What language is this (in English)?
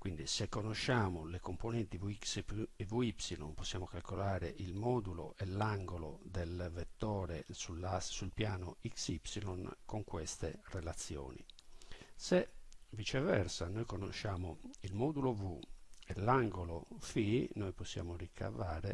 Italian